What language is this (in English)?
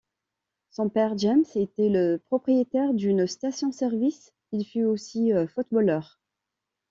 French